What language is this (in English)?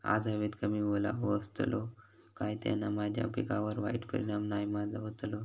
Marathi